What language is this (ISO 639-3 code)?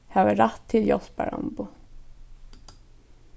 fao